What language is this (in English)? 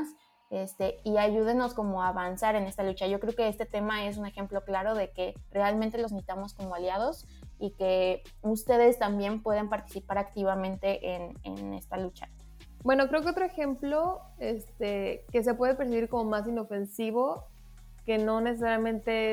Spanish